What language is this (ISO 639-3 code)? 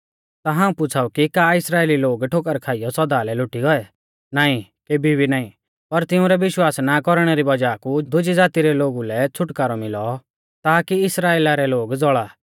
bfz